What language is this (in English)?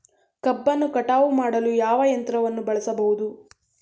Kannada